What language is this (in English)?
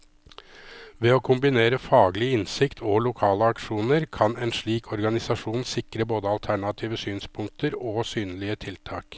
Norwegian